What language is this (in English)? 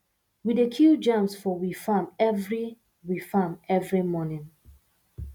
Nigerian Pidgin